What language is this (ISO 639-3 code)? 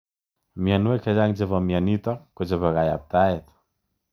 kln